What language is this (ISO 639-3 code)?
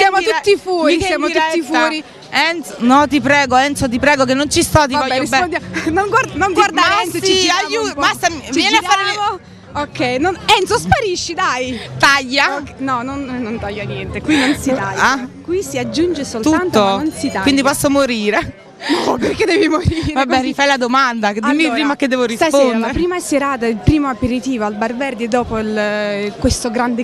ita